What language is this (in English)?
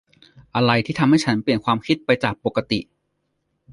Thai